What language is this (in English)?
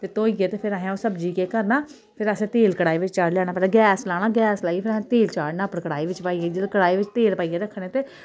Dogri